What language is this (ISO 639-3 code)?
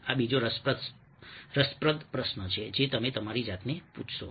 guj